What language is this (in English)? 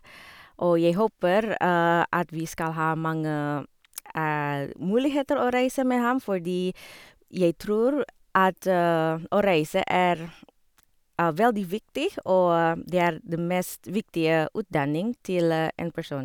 Norwegian